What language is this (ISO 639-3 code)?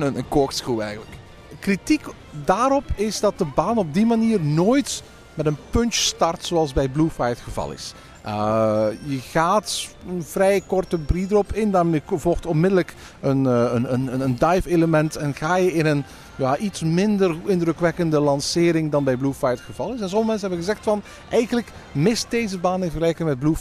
nld